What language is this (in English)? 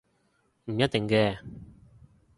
Cantonese